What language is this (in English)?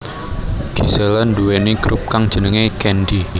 Javanese